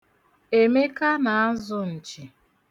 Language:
Igbo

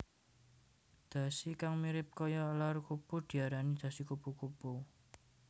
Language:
Javanese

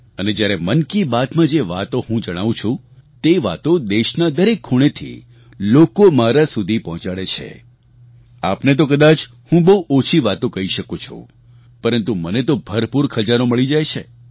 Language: Gujarati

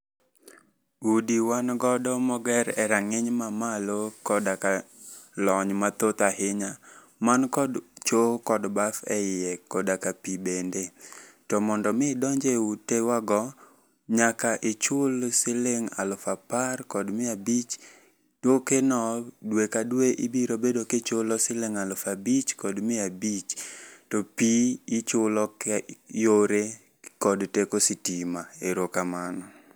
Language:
Luo (Kenya and Tanzania)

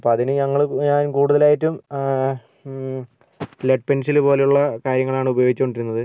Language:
Malayalam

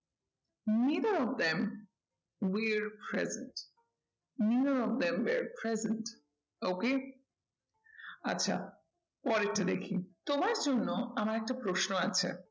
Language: Bangla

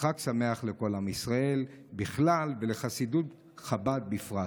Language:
Hebrew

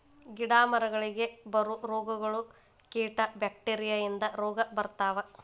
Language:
Kannada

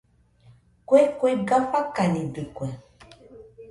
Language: Nüpode Huitoto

